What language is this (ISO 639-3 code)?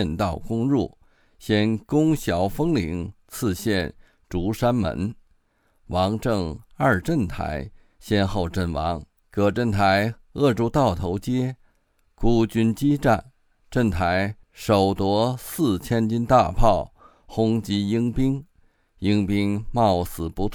zho